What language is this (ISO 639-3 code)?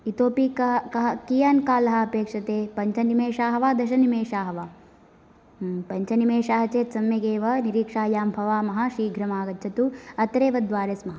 san